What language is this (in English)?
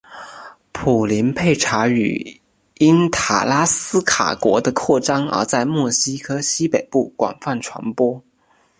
Chinese